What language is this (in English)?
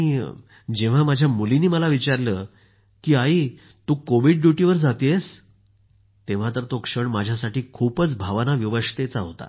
Marathi